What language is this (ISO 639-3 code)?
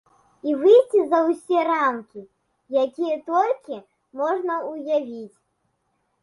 bel